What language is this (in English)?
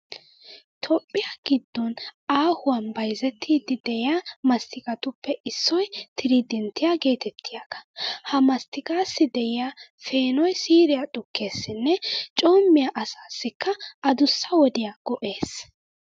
Wolaytta